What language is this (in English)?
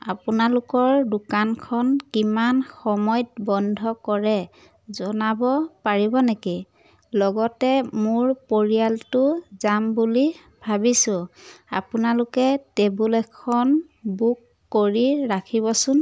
Assamese